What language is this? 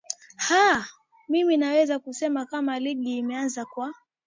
Swahili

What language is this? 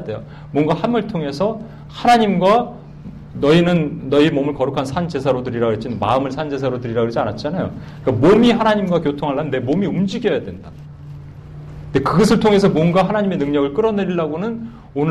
Korean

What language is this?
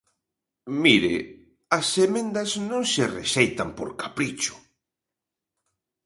Galician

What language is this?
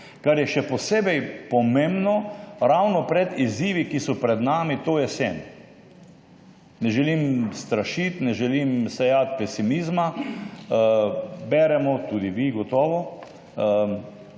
Slovenian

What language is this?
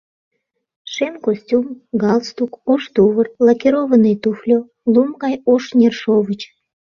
Mari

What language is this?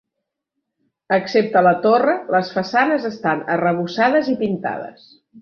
Catalan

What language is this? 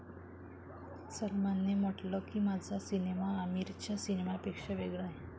Marathi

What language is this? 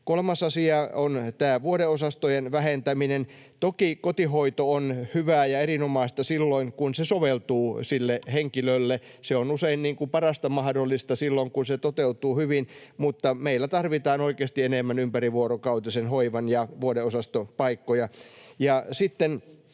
Finnish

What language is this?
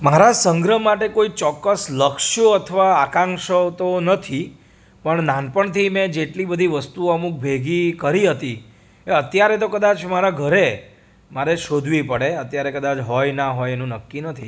Gujarati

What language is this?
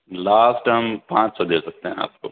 Urdu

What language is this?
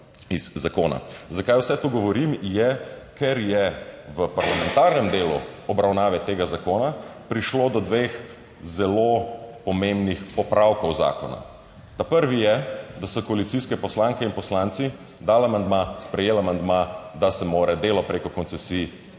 Slovenian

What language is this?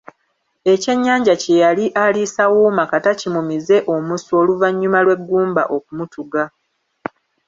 Ganda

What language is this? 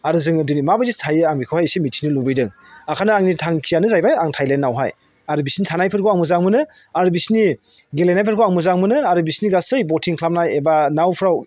Bodo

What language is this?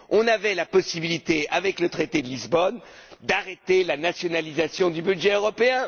French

